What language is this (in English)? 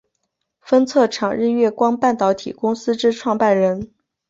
Chinese